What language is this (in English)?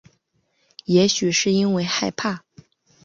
Chinese